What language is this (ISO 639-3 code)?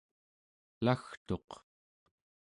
esu